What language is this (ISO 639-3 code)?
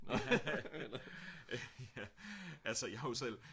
dan